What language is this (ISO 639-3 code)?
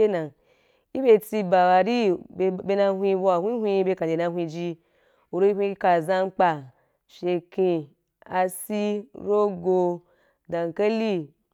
juk